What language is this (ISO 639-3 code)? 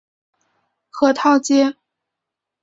zho